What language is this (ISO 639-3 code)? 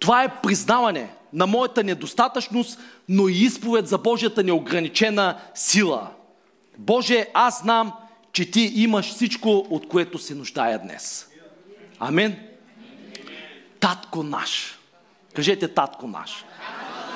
bul